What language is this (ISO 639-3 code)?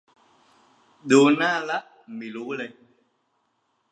tha